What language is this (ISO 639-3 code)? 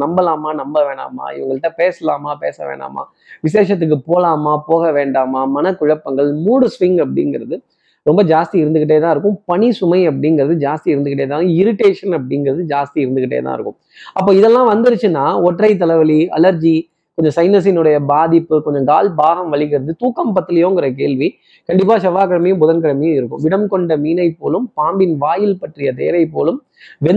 tam